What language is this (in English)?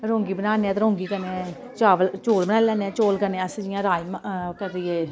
Dogri